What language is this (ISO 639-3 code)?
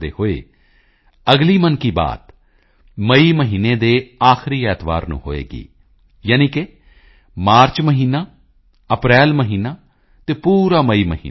pan